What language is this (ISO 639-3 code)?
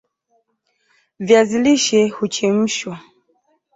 swa